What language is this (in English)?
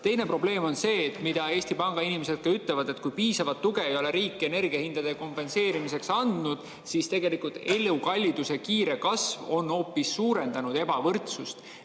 Estonian